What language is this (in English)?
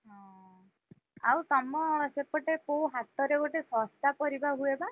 Odia